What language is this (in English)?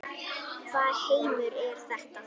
Icelandic